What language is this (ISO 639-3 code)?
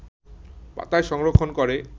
ben